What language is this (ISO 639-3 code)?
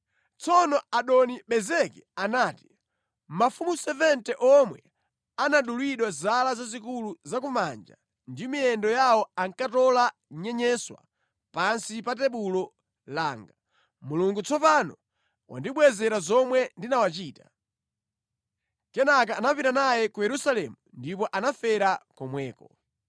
nya